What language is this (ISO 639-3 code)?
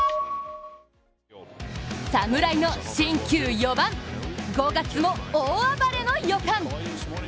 jpn